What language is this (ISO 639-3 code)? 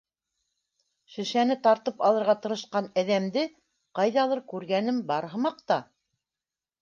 bak